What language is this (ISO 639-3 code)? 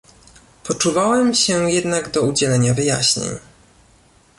pol